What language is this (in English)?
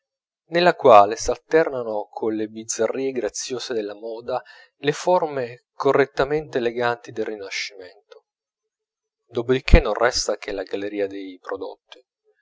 Italian